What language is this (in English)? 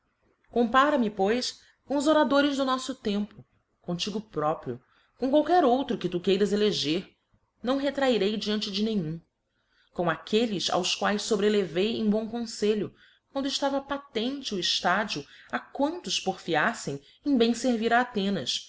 Portuguese